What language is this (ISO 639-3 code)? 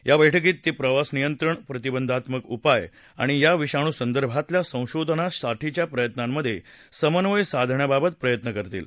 mar